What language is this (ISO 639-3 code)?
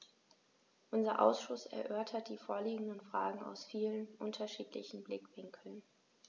deu